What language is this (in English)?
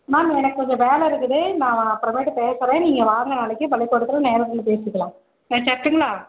Tamil